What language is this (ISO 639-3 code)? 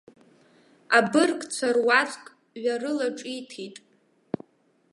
abk